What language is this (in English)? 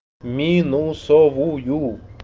Russian